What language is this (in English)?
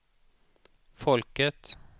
Swedish